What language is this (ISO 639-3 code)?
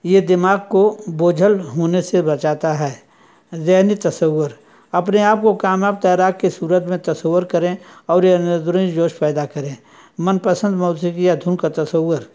urd